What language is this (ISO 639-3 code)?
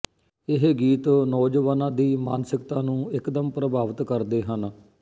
pan